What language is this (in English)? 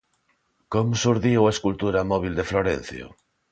Galician